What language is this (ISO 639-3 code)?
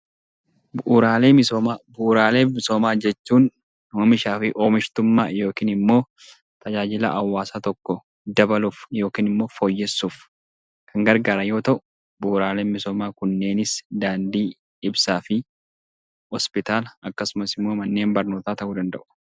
orm